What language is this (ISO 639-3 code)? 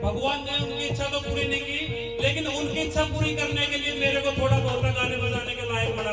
ara